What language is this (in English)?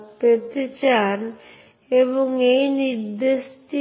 Bangla